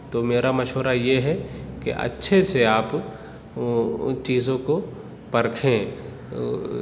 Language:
Urdu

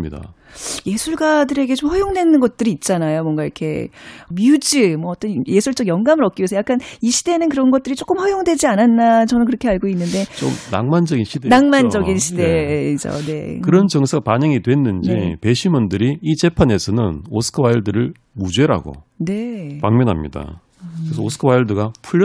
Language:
Korean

